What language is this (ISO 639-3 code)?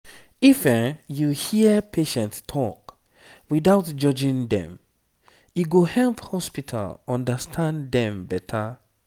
pcm